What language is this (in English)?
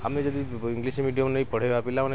Odia